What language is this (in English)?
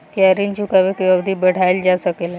Bhojpuri